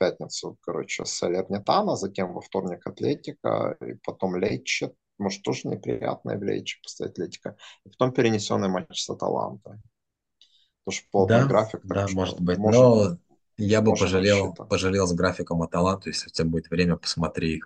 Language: Russian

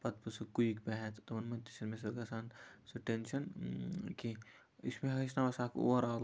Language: Kashmiri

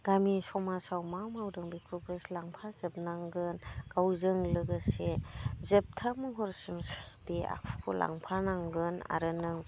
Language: Bodo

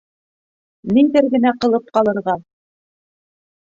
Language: Bashkir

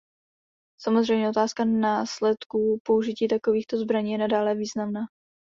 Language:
Czech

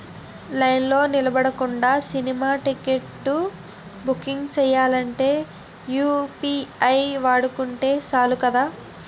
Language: Telugu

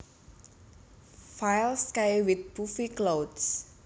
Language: Javanese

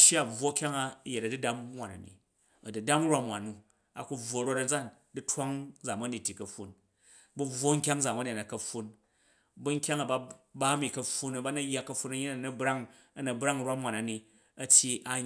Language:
Jju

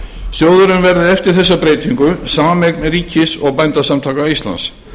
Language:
Icelandic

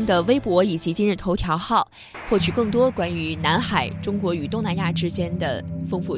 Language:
Chinese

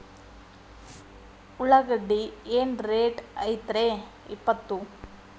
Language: Kannada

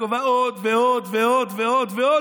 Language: Hebrew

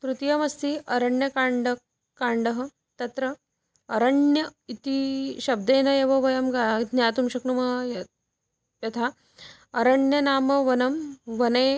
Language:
Sanskrit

